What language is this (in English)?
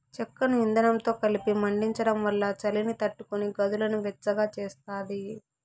Telugu